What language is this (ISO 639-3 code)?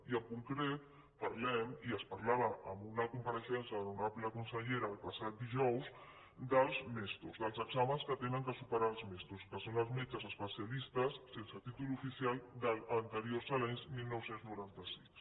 cat